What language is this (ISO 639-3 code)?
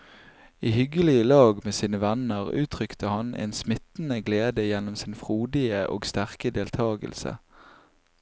nor